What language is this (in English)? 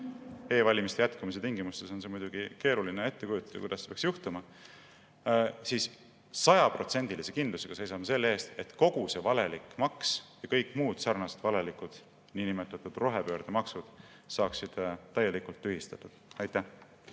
Estonian